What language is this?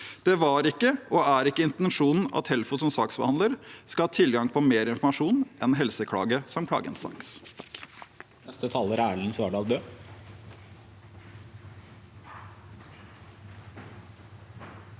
Norwegian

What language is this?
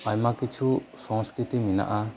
Santali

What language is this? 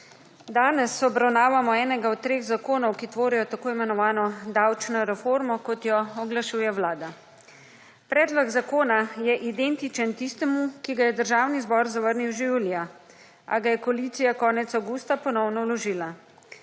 Slovenian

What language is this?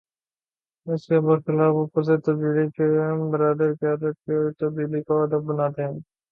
Urdu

